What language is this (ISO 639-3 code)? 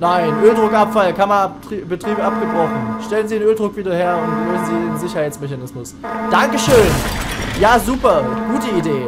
deu